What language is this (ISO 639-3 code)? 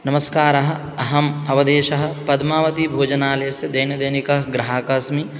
san